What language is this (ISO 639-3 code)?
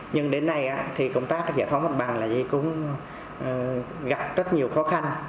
vie